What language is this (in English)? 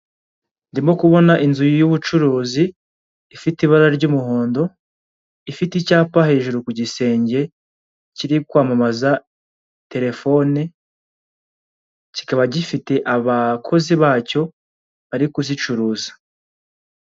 Kinyarwanda